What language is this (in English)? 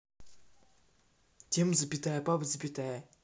Russian